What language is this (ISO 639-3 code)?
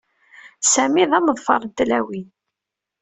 kab